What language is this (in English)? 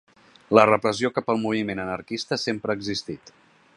Catalan